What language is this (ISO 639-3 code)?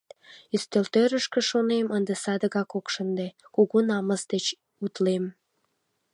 chm